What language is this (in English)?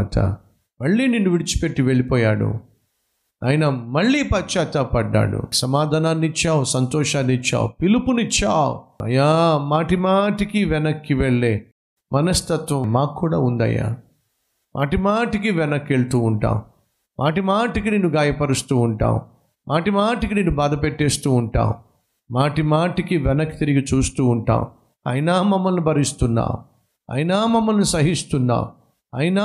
Telugu